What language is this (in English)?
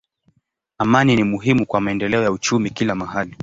Swahili